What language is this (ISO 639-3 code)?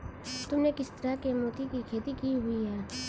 hin